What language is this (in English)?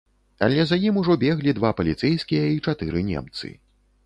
Belarusian